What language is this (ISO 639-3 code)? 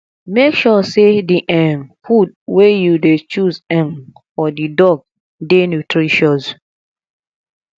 pcm